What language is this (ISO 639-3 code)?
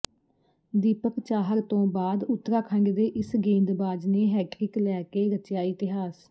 pan